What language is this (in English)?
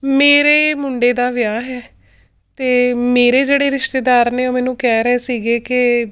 Punjabi